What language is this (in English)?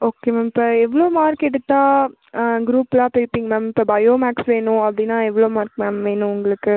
Tamil